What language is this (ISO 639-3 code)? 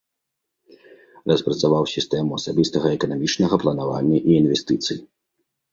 bel